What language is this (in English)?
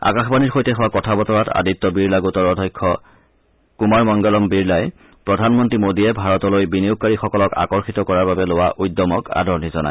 Assamese